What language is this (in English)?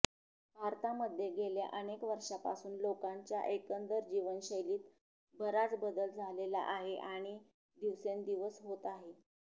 Marathi